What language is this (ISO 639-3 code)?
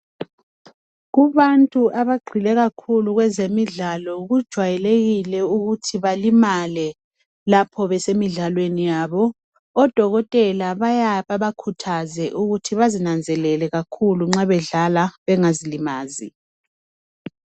nde